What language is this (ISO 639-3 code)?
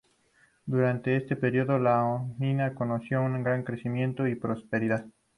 spa